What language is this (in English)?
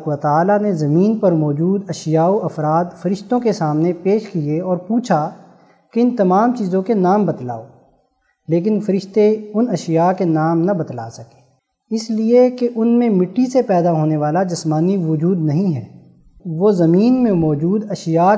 Urdu